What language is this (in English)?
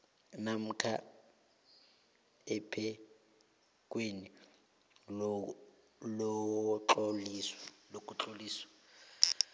South Ndebele